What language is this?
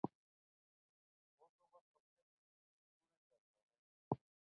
Urdu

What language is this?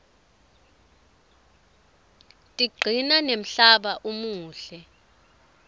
Swati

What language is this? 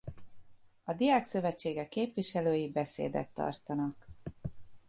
Hungarian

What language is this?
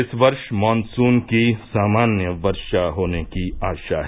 Hindi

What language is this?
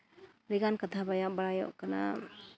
Santali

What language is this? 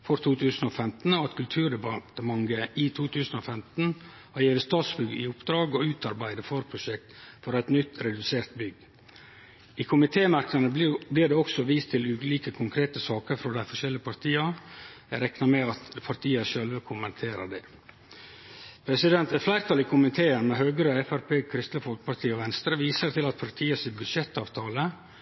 Norwegian Nynorsk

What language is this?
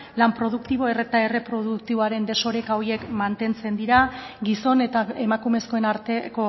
Basque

